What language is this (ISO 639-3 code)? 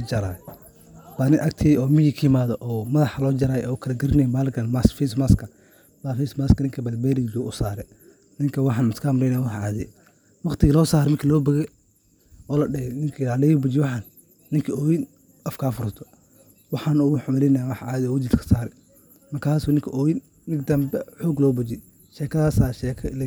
som